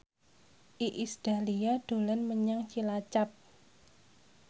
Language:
Javanese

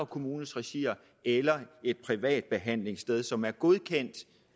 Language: Danish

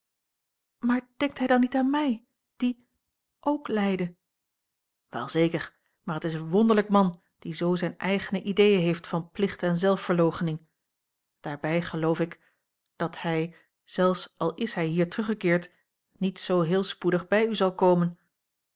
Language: Dutch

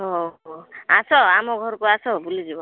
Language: Odia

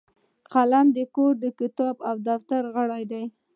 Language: Pashto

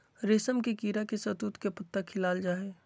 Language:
Magahi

